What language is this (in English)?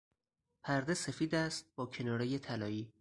Persian